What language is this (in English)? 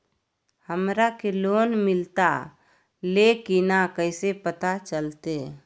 Magahi